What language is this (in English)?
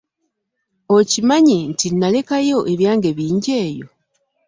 Ganda